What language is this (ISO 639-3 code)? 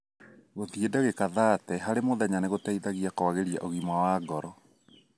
kik